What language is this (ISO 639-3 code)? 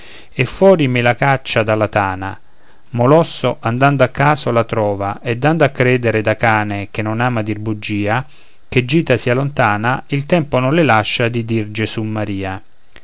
ita